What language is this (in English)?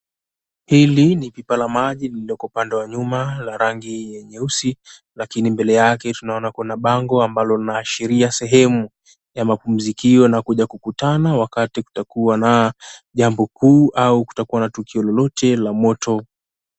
Swahili